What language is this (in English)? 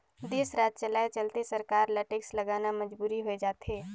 Chhattisgarhi